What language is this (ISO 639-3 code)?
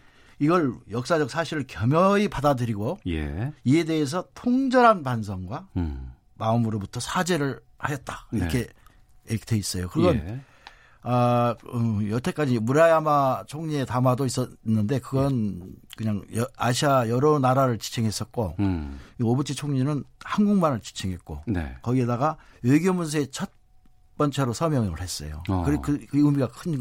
kor